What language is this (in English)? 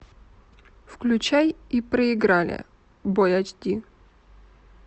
Russian